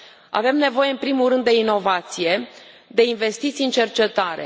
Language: Romanian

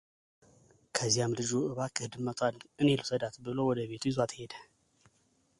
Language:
Amharic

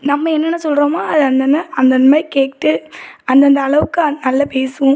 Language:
Tamil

